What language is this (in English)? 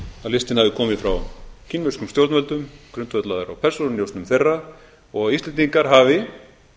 Icelandic